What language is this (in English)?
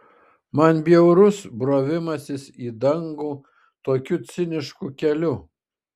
Lithuanian